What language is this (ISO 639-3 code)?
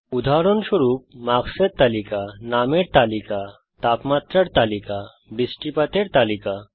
ben